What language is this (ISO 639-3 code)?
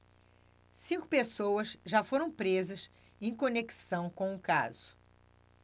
por